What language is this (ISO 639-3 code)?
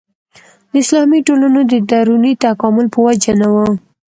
pus